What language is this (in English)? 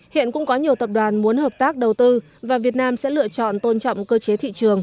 Vietnamese